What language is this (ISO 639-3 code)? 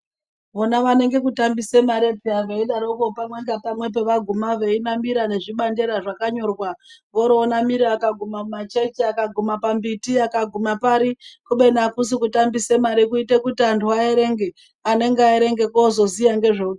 ndc